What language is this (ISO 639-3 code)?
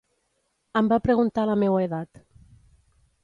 cat